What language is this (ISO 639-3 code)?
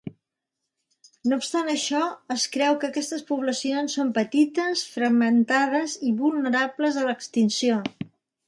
cat